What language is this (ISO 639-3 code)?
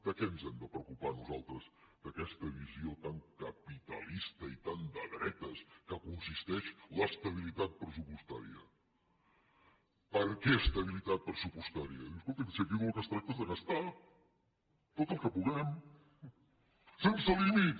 cat